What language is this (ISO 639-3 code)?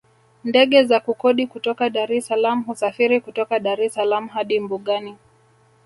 swa